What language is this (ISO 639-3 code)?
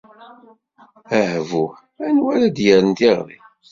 kab